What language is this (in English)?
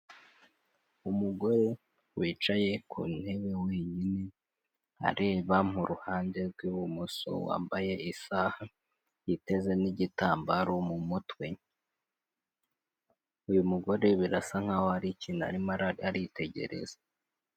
Kinyarwanda